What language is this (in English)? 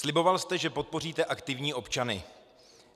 Czech